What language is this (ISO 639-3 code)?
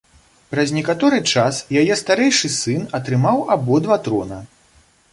bel